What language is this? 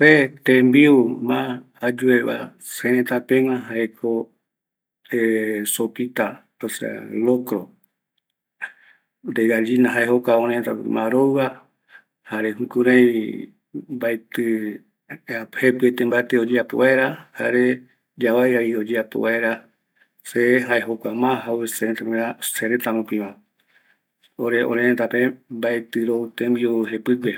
Eastern Bolivian Guaraní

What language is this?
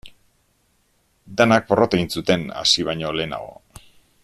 Basque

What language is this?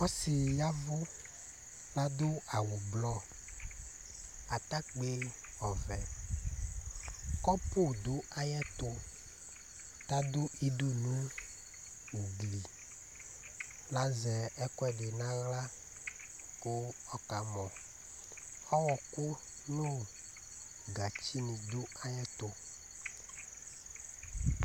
Ikposo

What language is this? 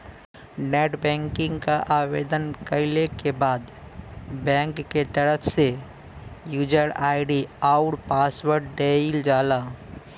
Bhojpuri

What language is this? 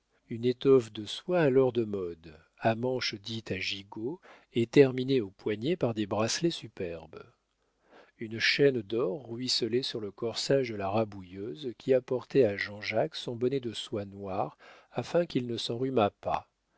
French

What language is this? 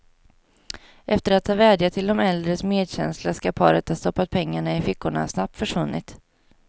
Swedish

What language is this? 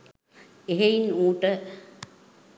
Sinhala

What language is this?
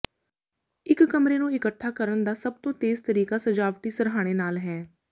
Punjabi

